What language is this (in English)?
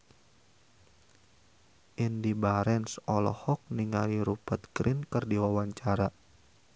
Sundanese